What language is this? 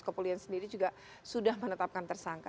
Indonesian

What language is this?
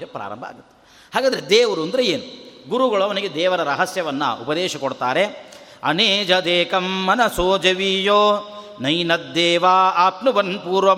Kannada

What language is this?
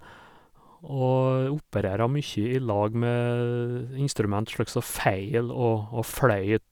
Norwegian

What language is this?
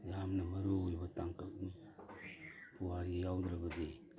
Manipuri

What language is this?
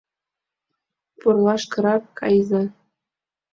Mari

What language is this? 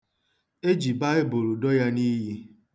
Igbo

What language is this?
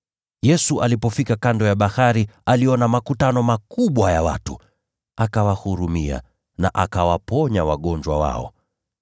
Swahili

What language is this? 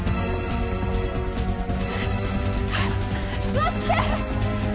Japanese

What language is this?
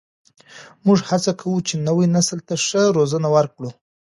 Pashto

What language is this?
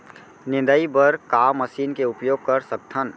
Chhattisgarhi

